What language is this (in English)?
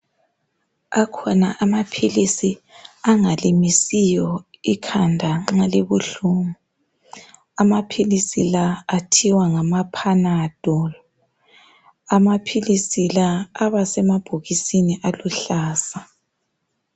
North Ndebele